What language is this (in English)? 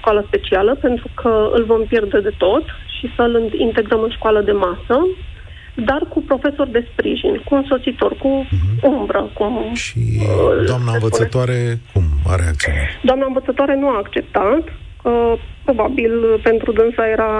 Romanian